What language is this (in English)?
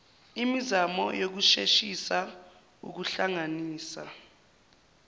Zulu